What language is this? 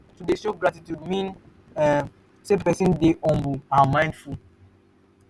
Nigerian Pidgin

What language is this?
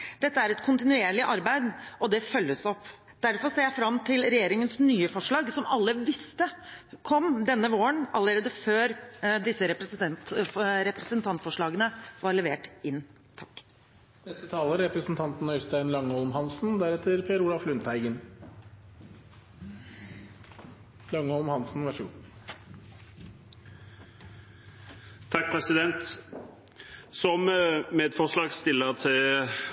Norwegian Bokmål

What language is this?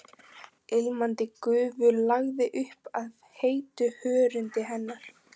Icelandic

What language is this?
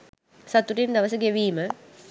Sinhala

